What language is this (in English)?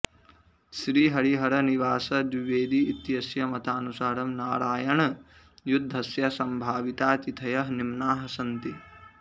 Sanskrit